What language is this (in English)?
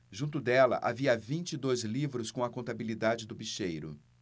Portuguese